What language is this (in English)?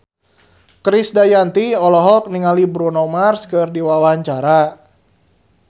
Sundanese